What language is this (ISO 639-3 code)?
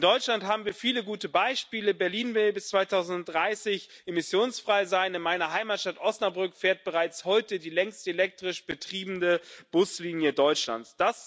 deu